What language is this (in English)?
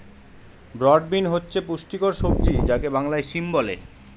Bangla